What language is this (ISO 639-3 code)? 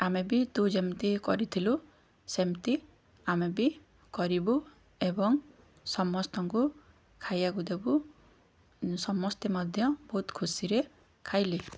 ori